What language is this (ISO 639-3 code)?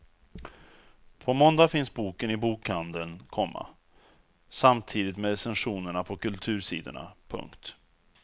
swe